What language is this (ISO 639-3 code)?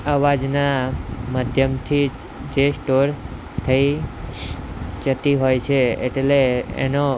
guj